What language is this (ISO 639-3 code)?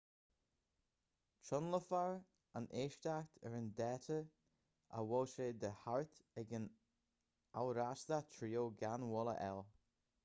gle